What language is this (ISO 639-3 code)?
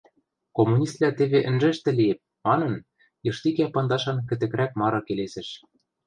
mrj